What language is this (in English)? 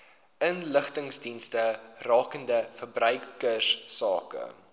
Afrikaans